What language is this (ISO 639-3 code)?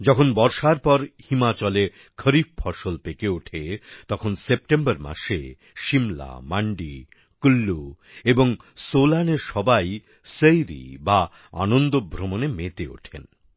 ben